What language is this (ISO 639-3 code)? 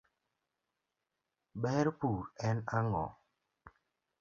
luo